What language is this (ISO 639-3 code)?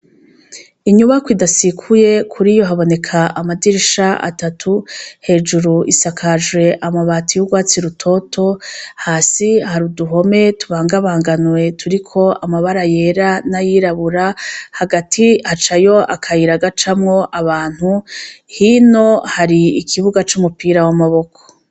run